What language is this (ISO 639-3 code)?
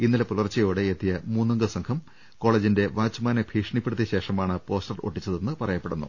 mal